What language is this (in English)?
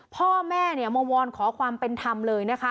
Thai